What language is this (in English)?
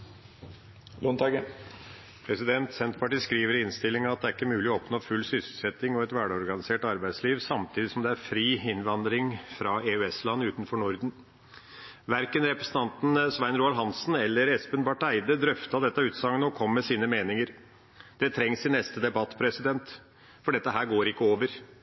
Norwegian